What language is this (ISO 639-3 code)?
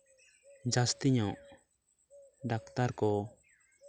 sat